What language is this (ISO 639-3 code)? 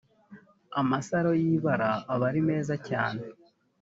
kin